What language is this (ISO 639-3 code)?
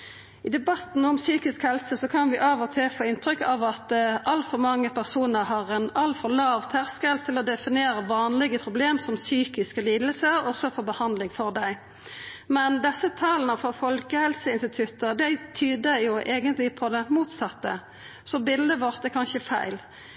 nno